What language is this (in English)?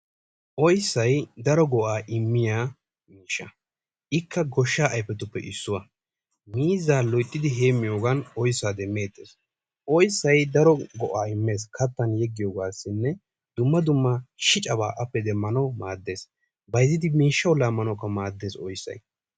Wolaytta